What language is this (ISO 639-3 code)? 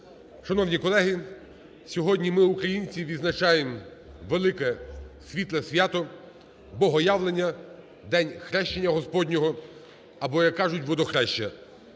ukr